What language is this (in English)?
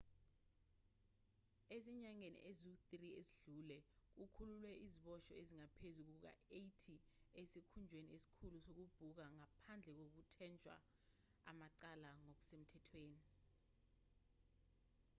Zulu